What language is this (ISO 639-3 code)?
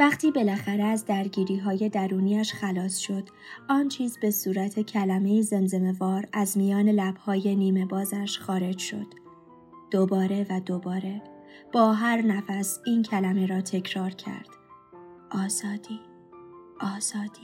fas